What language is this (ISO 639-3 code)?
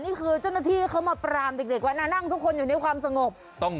tha